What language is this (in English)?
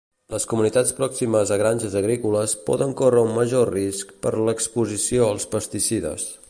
Catalan